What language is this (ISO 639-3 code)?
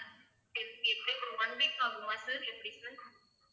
tam